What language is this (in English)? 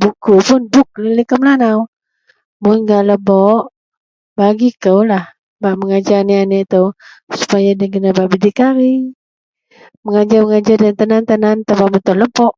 Central Melanau